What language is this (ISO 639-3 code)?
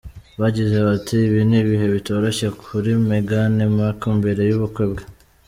kin